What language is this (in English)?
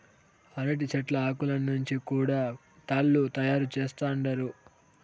Telugu